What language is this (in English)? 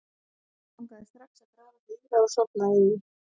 Icelandic